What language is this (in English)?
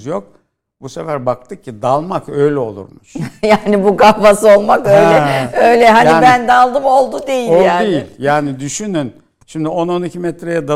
Turkish